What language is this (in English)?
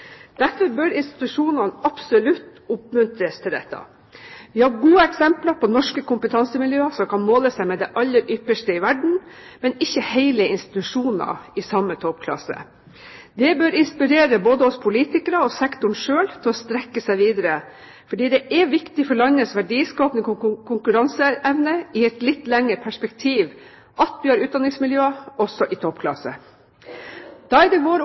Norwegian Bokmål